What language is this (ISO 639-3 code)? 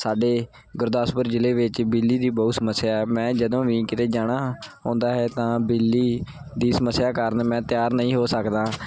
pan